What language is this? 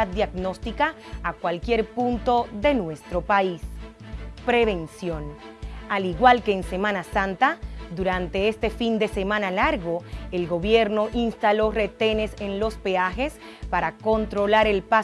Spanish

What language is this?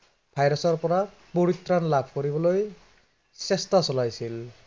Assamese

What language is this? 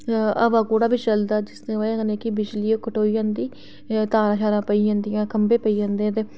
Dogri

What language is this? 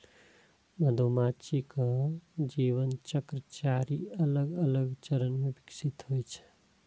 Maithili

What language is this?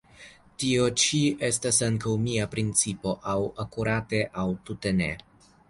Esperanto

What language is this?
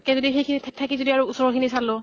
Assamese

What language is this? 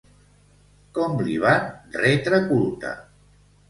Catalan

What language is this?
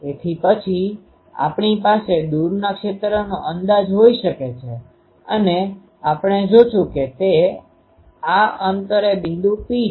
Gujarati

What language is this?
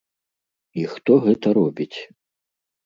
Belarusian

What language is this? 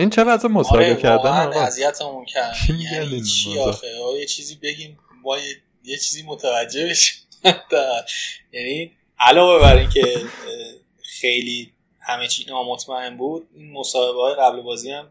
Persian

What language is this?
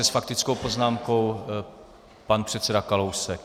Czech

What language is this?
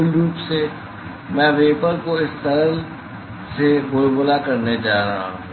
Hindi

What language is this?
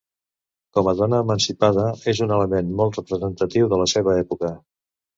Catalan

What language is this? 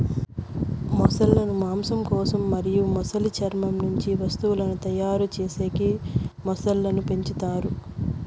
Telugu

